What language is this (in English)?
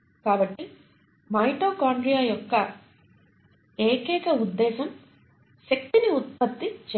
Telugu